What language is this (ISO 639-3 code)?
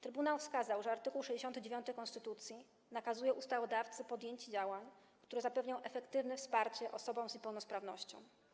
pol